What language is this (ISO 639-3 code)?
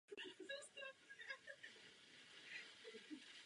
ces